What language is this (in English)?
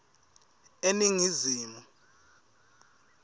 Swati